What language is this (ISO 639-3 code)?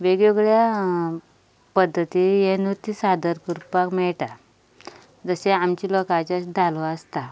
kok